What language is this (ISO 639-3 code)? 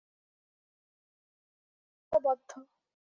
ben